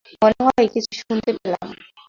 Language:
Bangla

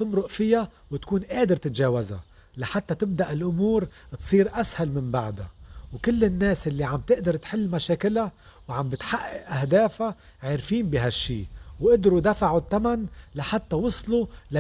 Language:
Arabic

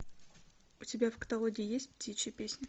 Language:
Russian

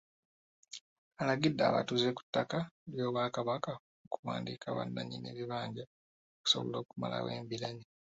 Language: Ganda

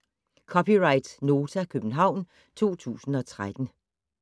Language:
Danish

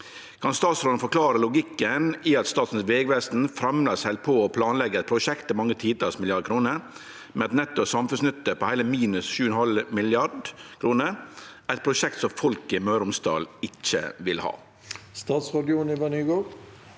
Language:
Norwegian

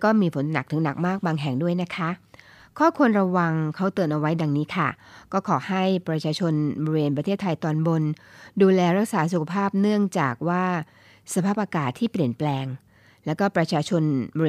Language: Thai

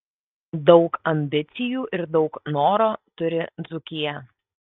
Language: Lithuanian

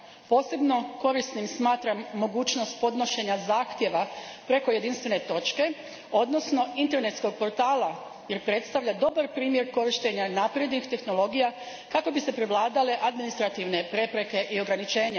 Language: Croatian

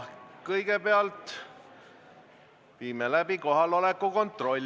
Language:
Estonian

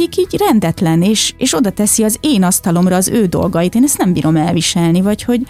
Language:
Hungarian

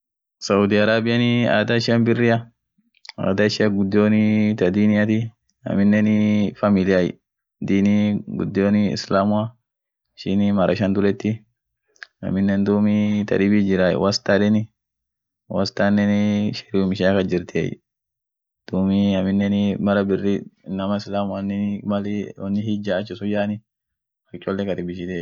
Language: Orma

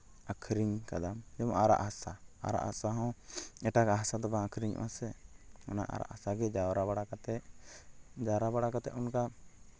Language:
Santali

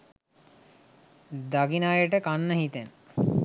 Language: Sinhala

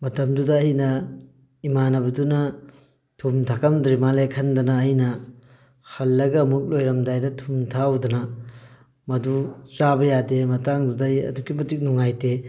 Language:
Manipuri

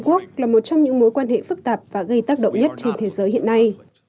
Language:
Vietnamese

